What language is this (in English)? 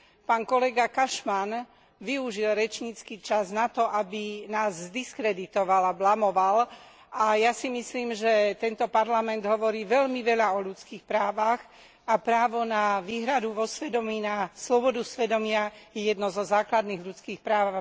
Slovak